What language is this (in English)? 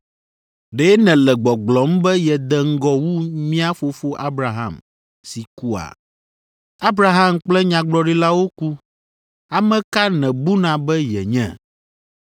Ewe